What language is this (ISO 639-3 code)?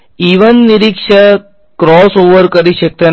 guj